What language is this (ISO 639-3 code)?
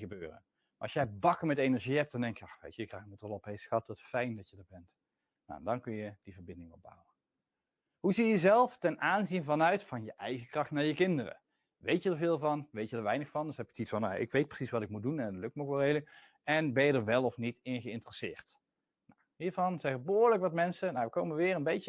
nld